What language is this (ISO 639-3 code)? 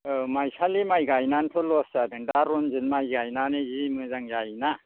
brx